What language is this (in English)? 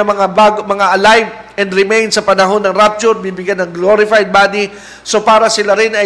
Filipino